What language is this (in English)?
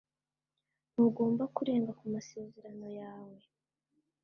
Kinyarwanda